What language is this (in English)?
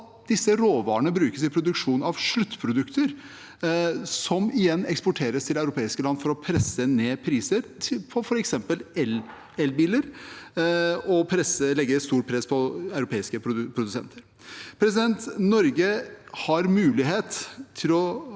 Norwegian